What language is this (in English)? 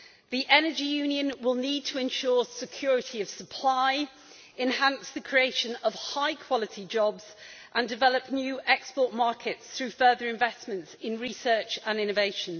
English